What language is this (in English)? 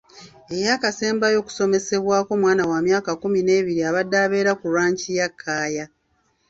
Ganda